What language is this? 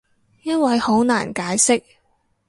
Cantonese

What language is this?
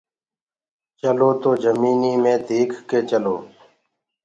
Gurgula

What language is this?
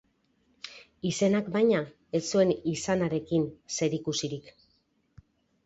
Basque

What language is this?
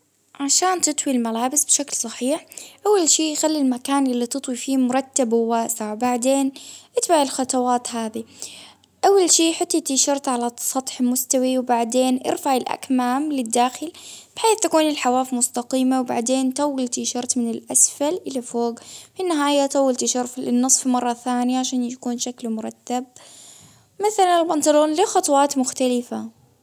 Baharna Arabic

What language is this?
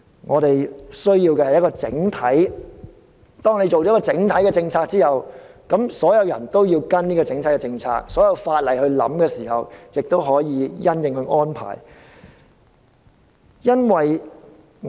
Cantonese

